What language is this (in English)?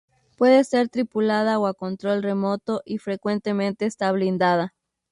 Spanish